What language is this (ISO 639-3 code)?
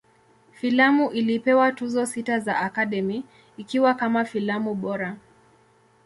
swa